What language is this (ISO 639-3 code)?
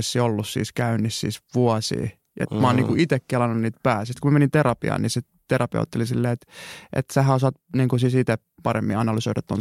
fin